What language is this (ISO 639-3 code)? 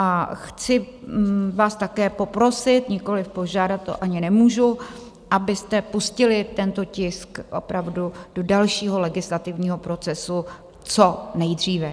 ces